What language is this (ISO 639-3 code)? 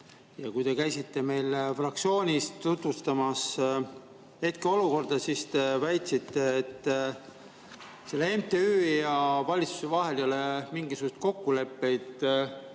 est